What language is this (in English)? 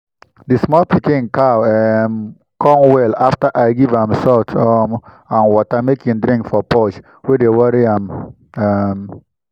Nigerian Pidgin